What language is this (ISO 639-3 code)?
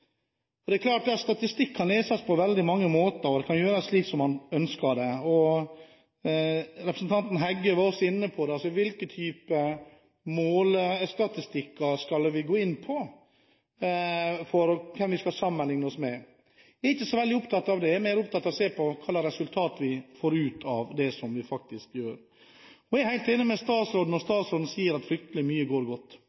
nob